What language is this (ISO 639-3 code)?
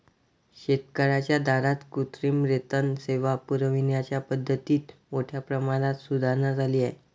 mar